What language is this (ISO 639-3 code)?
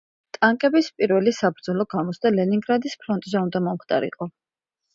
kat